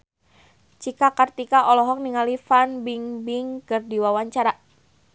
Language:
Sundanese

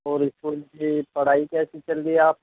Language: Urdu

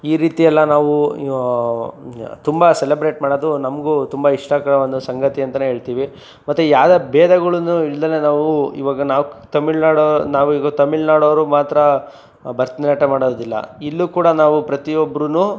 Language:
Kannada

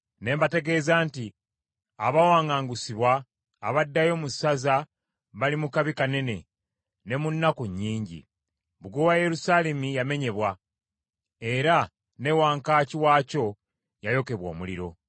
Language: Ganda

